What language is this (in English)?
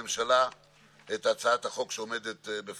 Hebrew